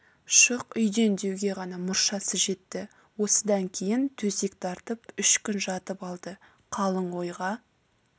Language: Kazakh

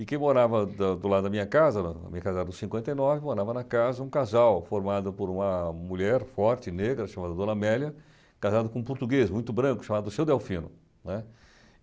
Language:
Portuguese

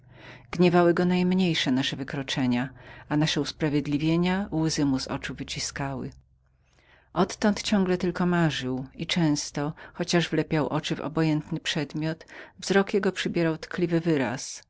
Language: Polish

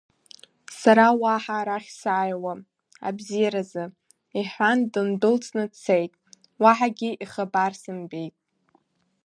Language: Abkhazian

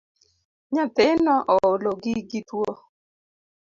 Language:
Luo (Kenya and Tanzania)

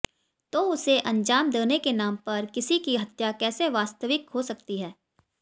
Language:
Hindi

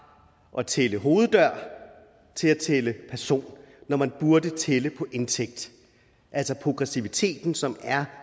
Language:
Danish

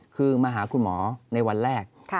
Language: Thai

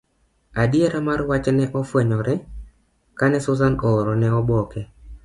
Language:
Luo (Kenya and Tanzania)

